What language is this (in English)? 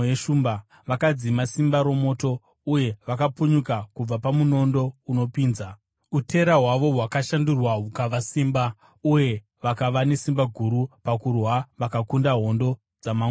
Shona